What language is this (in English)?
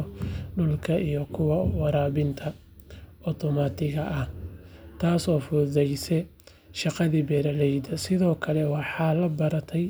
Somali